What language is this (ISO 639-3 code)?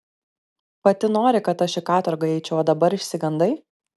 lit